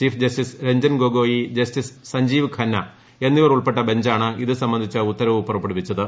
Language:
Malayalam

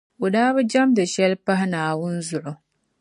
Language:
Dagbani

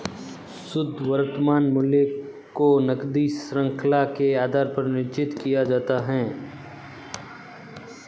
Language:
Hindi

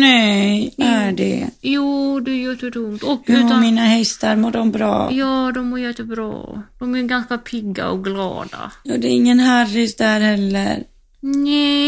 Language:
Swedish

